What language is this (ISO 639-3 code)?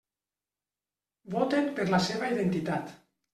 cat